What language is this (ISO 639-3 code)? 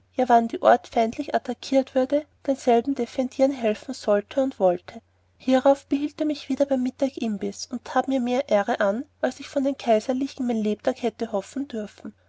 deu